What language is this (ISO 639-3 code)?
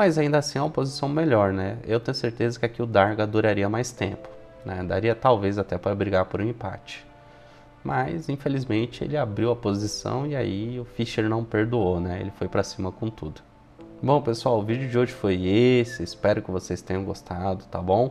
por